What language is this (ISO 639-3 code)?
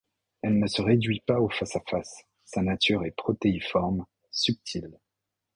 fra